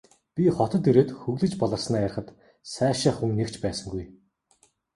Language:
Mongolian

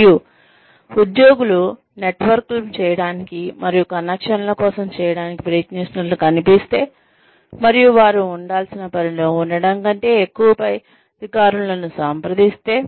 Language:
Telugu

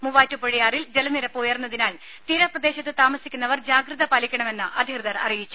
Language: Malayalam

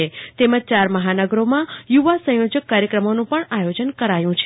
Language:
Gujarati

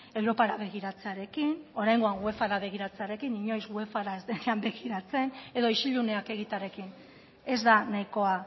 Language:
Basque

